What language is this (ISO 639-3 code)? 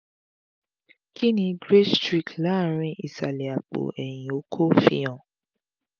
yor